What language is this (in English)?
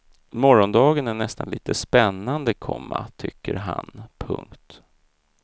Swedish